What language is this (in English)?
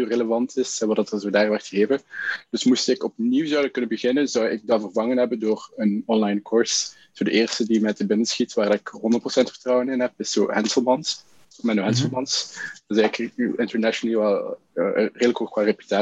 Dutch